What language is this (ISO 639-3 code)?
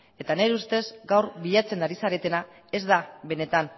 eus